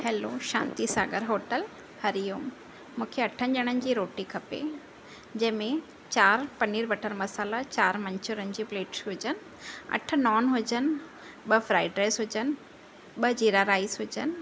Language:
Sindhi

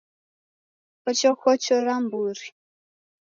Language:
Taita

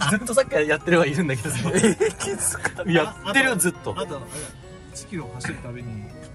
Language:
Japanese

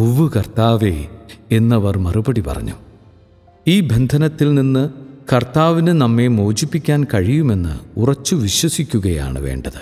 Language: Malayalam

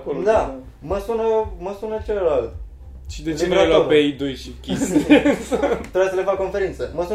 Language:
Romanian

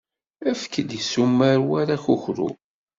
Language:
Kabyle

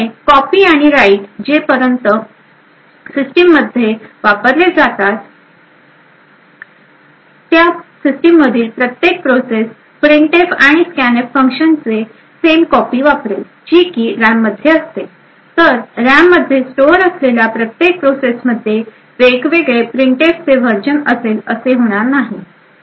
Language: Marathi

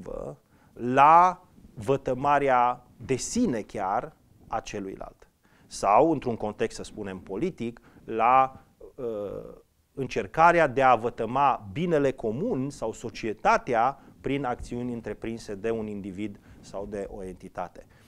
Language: Romanian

